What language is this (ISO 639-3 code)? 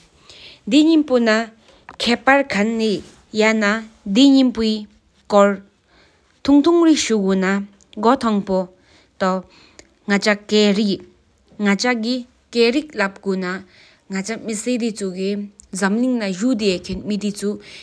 sip